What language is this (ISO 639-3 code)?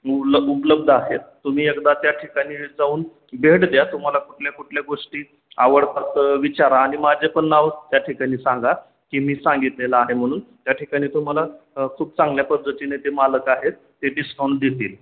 mar